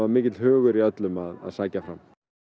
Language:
Icelandic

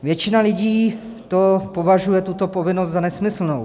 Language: Czech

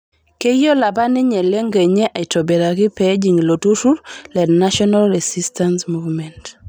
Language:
Masai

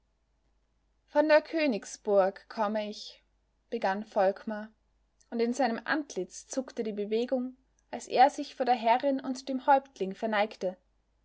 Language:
German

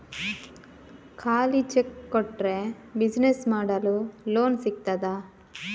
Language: Kannada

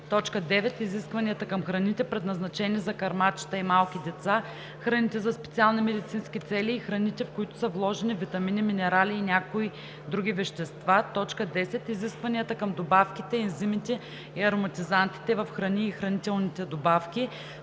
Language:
Bulgarian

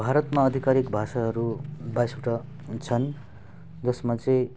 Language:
Nepali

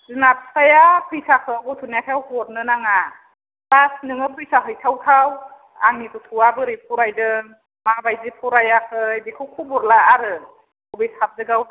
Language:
Bodo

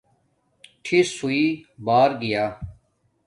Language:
Domaaki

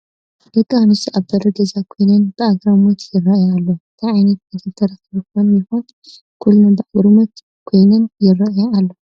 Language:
Tigrinya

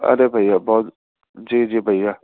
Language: Urdu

